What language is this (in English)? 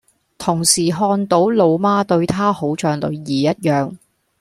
Cantonese